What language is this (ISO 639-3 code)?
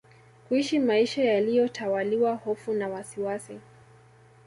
swa